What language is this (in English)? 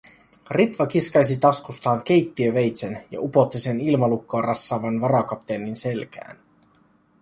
Finnish